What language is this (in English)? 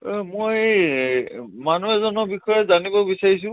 Assamese